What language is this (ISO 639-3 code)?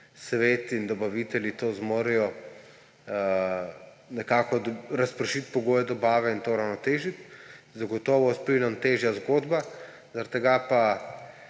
slv